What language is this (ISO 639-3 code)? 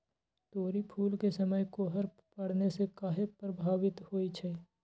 mag